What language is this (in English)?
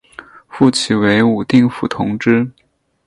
Chinese